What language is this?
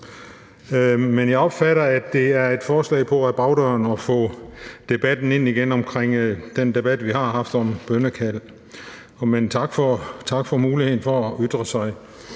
Danish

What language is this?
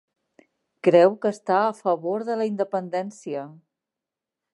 Catalan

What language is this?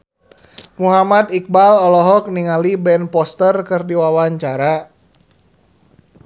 Sundanese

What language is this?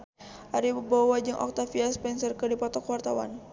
Sundanese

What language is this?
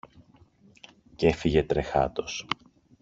Greek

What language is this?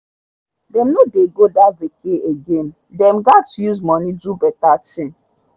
Nigerian Pidgin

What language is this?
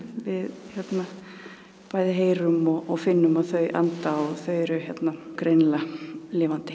Icelandic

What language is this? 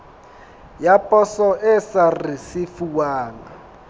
Southern Sotho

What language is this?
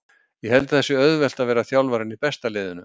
Icelandic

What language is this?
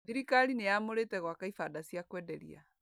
Kikuyu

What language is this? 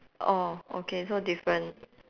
English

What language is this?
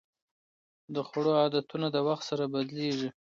Pashto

